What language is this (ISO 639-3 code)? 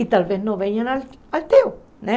por